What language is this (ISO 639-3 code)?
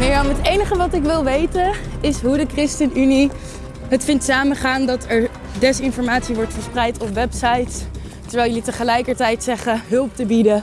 nld